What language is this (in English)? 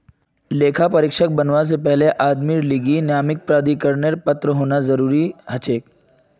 Magahi